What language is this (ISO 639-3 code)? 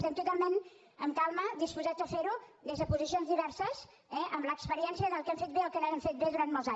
cat